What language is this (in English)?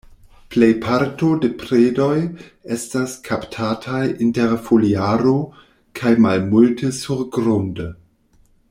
Esperanto